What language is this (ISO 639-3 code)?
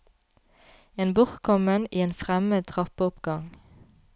nor